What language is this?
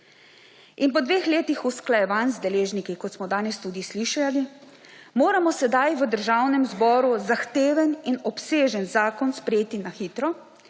Slovenian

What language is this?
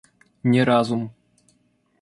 Russian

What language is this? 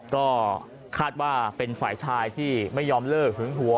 Thai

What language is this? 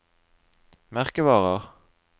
Norwegian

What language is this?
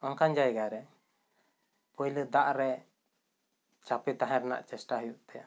Santali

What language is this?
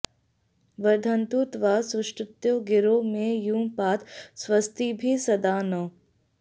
Sanskrit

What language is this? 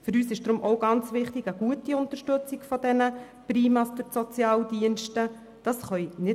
Swiss German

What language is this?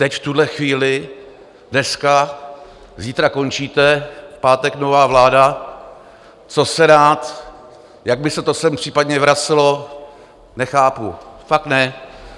Czech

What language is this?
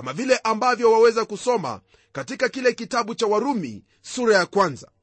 Swahili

